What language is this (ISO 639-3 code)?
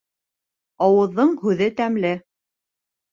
bak